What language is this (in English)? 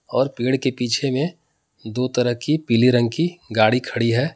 Hindi